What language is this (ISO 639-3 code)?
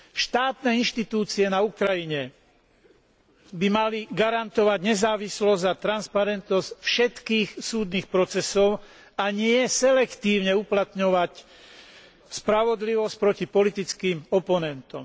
slk